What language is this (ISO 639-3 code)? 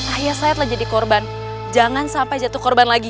ind